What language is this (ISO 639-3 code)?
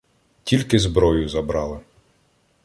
ukr